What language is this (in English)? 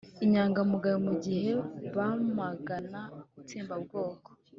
Kinyarwanda